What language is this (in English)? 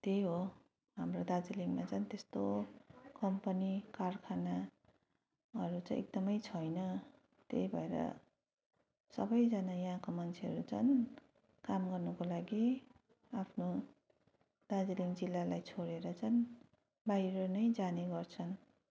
Nepali